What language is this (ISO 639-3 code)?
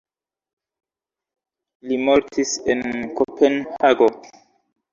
epo